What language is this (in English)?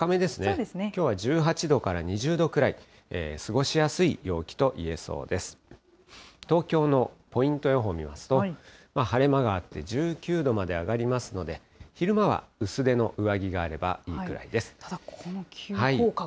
Japanese